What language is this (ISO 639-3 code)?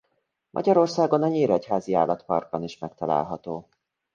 hun